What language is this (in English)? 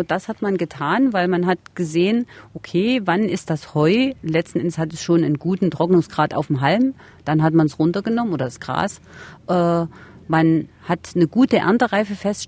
German